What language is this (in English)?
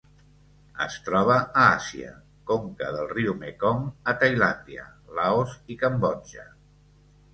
Catalan